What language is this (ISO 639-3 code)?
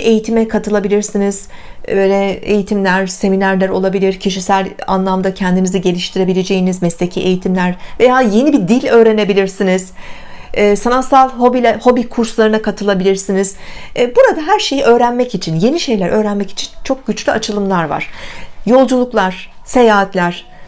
tur